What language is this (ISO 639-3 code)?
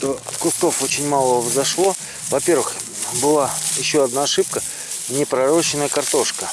rus